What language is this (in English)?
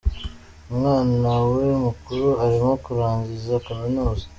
Kinyarwanda